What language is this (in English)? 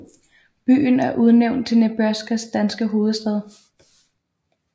Danish